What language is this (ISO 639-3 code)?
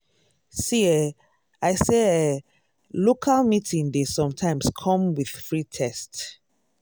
pcm